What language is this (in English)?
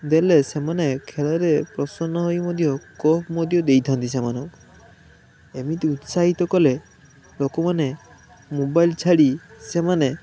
Odia